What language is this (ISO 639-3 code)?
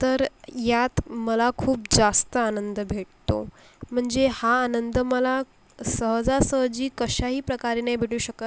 mar